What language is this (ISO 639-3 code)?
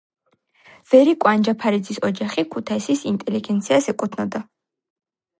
kat